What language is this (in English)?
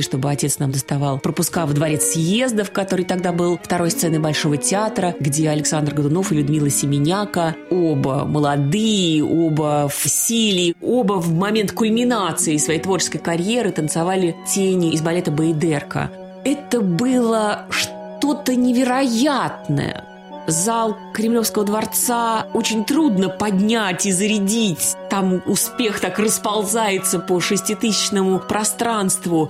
Russian